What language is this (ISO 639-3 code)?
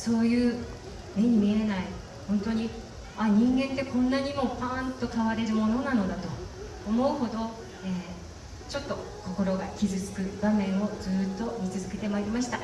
jpn